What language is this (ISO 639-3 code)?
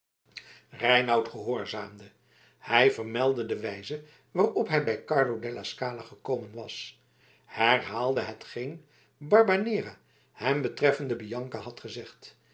nld